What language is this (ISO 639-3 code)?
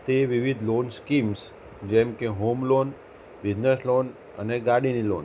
guj